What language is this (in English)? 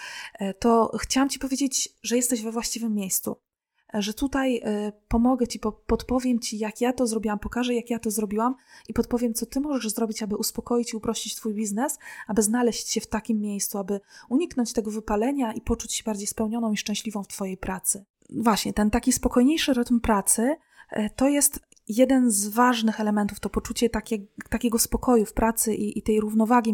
Polish